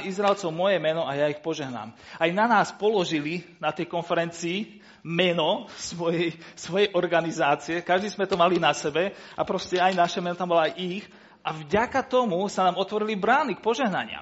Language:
Slovak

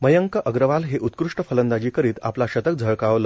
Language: Marathi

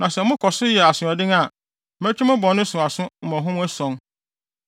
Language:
Akan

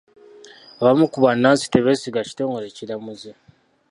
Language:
Ganda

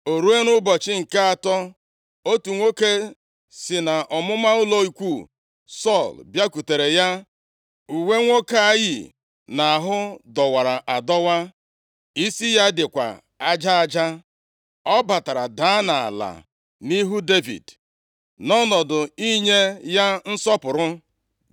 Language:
Igbo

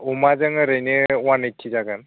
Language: Bodo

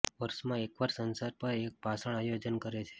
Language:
Gujarati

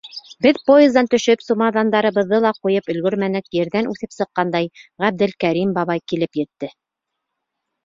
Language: Bashkir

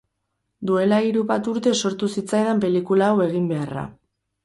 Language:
Basque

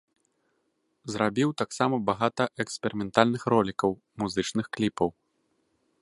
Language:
Belarusian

